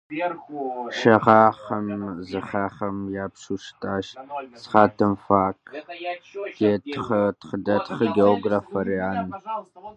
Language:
Kabardian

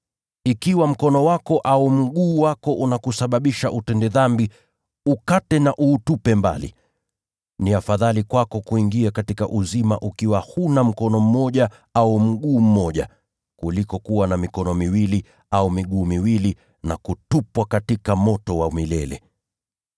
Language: Swahili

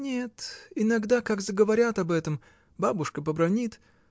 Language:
Russian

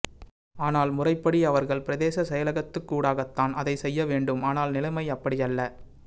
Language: Tamil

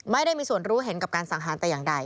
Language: Thai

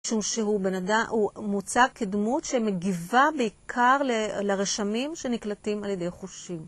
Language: Hebrew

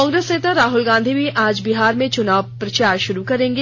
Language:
Hindi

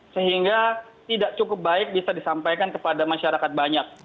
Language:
Indonesian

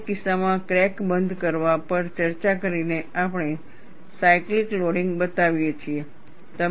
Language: Gujarati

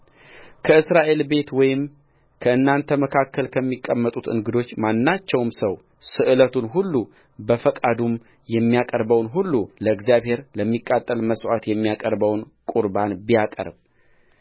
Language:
Amharic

